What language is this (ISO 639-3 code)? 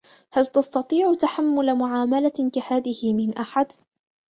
ara